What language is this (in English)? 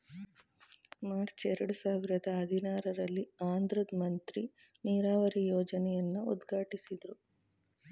Kannada